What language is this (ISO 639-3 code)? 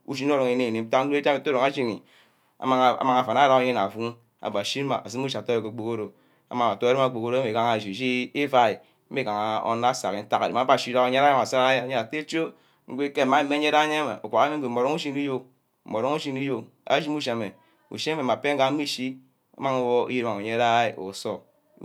byc